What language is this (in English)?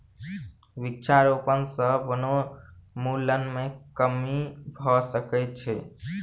Maithili